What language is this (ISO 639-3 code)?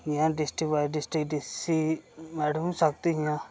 doi